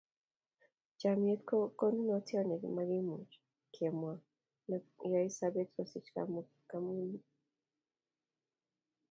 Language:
Kalenjin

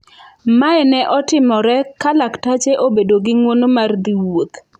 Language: Luo (Kenya and Tanzania)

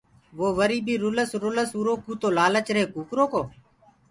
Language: Gurgula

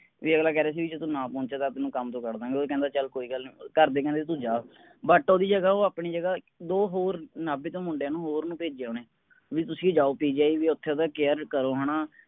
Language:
Punjabi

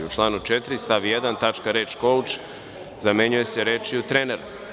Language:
Serbian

